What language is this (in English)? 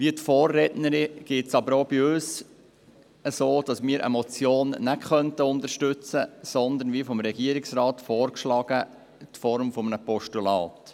Swiss German